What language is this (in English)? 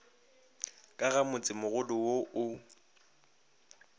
Northern Sotho